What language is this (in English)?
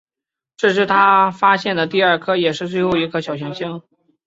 Chinese